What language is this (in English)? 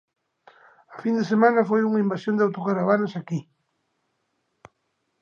Galician